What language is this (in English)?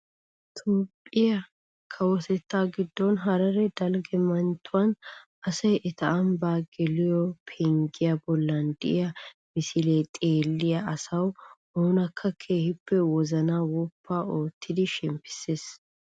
Wolaytta